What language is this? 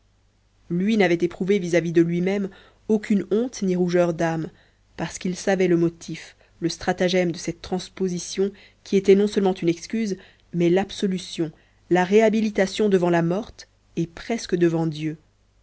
French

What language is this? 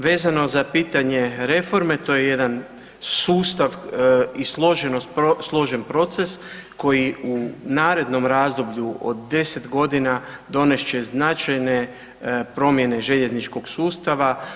Croatian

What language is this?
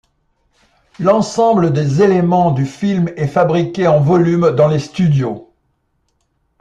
French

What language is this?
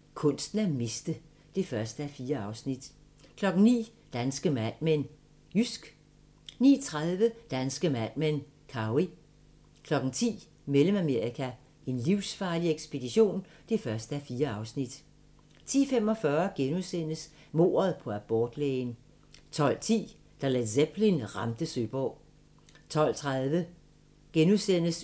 Danish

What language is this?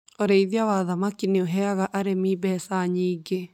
Kikuyu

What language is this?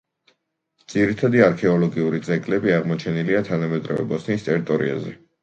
Georgian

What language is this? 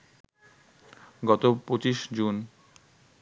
Bangla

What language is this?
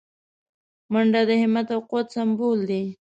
Pashto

